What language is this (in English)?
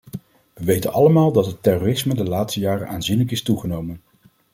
Dutch